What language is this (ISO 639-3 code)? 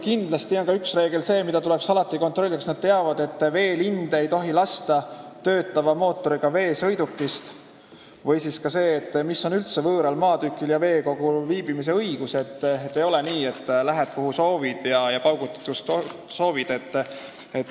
est